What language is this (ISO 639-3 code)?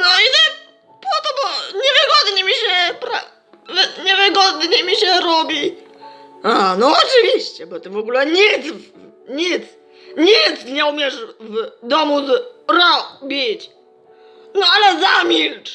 pol